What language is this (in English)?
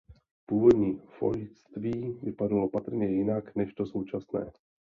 Czech